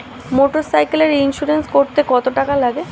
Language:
Bangla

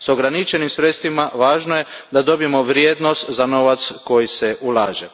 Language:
Croatian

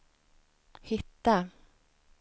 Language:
Swedish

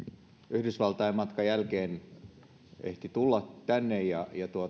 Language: Finnish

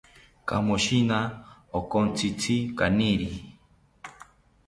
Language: South Ucayali Ashéninka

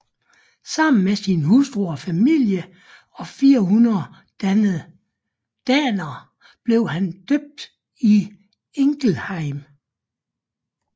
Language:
Danish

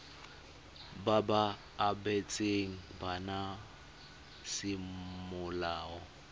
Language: Tswana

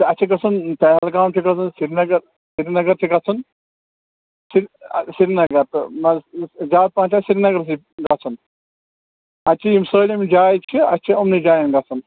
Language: Kashmiri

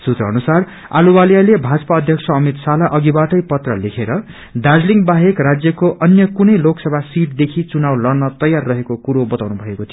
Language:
Nepali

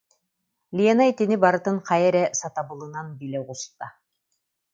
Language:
Yakut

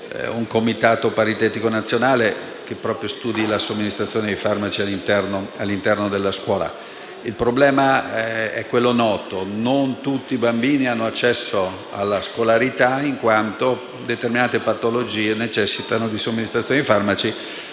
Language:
Italian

